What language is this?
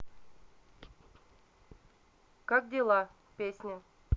Russian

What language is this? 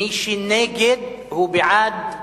Hebrew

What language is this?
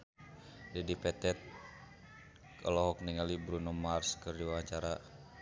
Sundanese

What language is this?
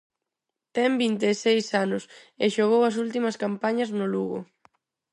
Galician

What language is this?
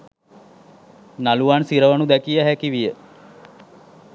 Sinhala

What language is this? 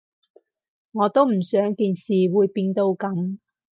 Cantonese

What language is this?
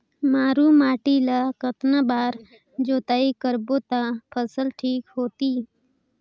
Chhattisgarhi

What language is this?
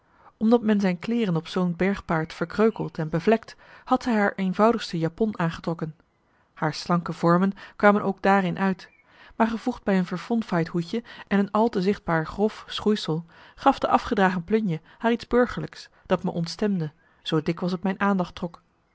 Dutch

